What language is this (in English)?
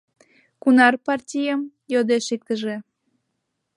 Mari